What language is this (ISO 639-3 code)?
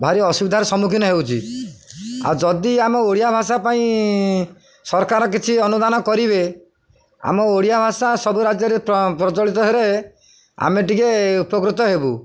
ori